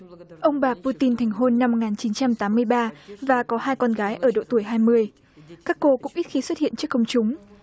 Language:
Vietnamese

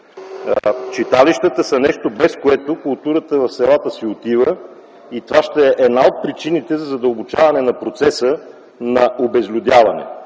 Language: Bulgarian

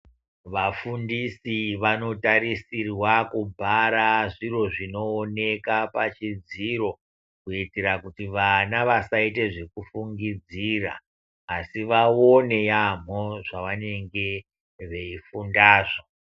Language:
Ndau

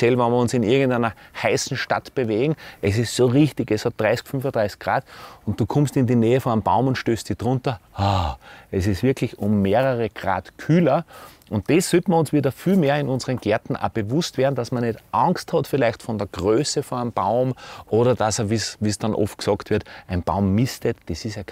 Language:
German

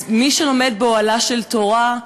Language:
Hebrew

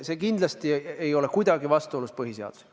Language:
Estonian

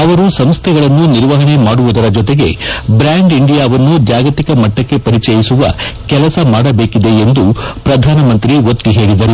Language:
Kannada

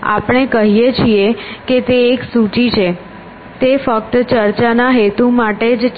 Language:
Gujarati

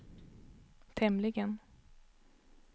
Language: Swedish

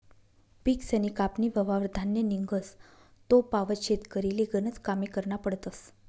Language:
Marathi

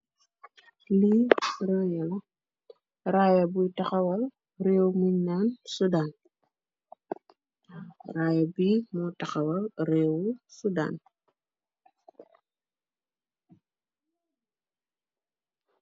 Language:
Wolof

